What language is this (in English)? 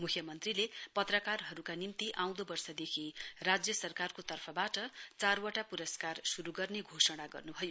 Nepali